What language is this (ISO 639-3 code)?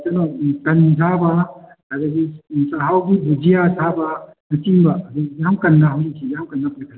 mni